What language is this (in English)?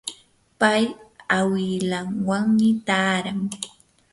Yanahuanca Pasco Quechua